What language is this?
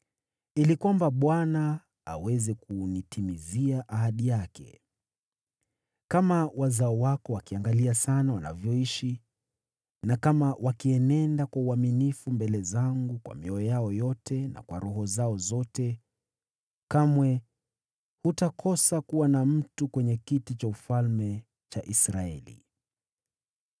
Swahili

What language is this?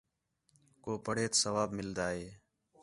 Khetrani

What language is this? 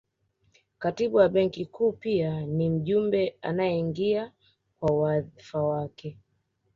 Swahili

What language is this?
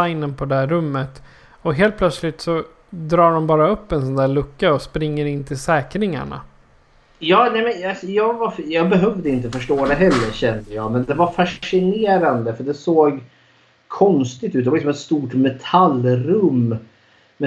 Swedish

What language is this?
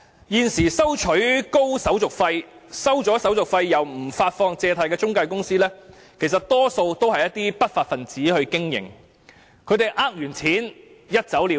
Cantonese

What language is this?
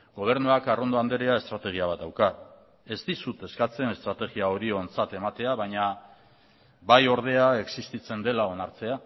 Basque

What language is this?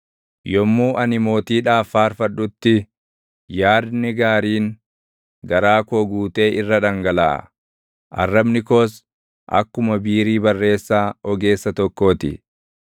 Oromo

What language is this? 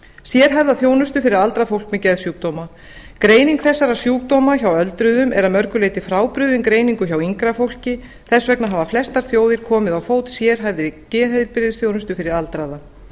Icelandic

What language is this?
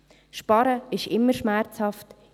Swiss German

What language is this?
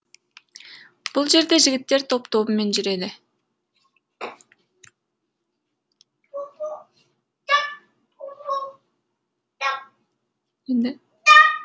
Kazakh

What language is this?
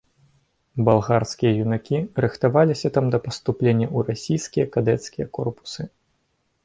Belarusian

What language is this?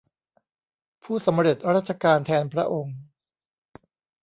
Thai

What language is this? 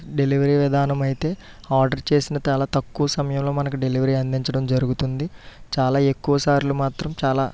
Telugu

